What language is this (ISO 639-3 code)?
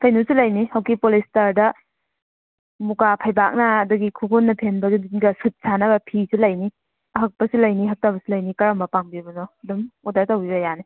mni